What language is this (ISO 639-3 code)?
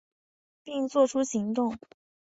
zho